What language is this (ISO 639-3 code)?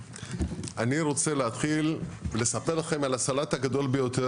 heb